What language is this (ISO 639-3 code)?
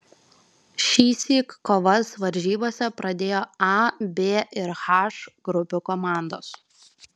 lit